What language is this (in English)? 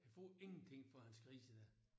Danish